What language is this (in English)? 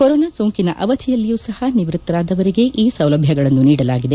Kannada